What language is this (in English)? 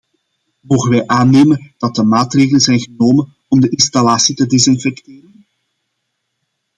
Dutch